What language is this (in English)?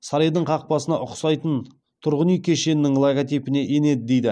Kazakh